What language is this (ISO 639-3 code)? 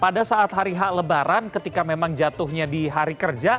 ind